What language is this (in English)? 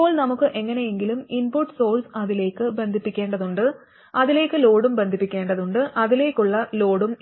Malayalam